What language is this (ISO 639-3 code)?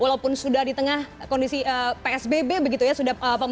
ind